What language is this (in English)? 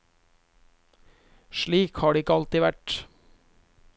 Norwegian